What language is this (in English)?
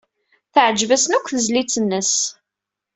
Kabyle